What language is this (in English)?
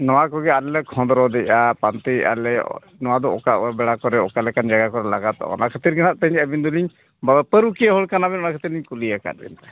Santali